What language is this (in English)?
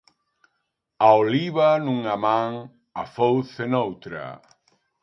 Galician